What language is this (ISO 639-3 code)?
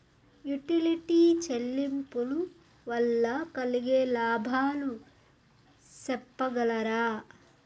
tel